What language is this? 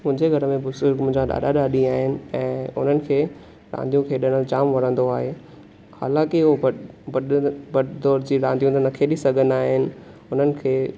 Sindhi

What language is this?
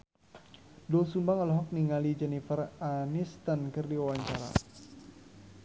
Sundanese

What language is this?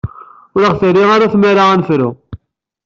Kabyle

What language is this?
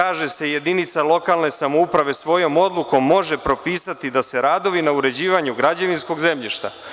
Serbian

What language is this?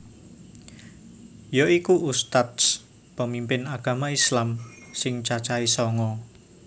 Javanese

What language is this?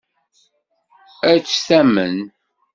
Kabyle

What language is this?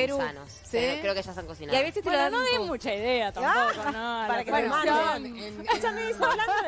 Spanish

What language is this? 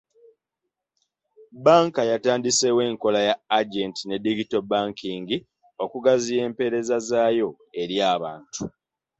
Ganda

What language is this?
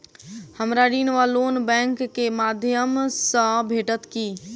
Maithili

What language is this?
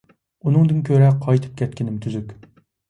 Uyghur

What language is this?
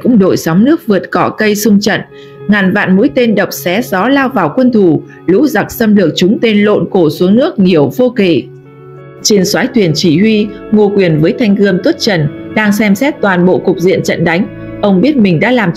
Vietnamese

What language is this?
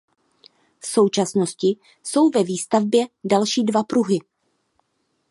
Czech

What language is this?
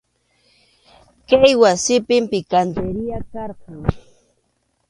Arequipa-La Unión Quechua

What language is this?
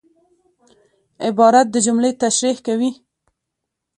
Pashto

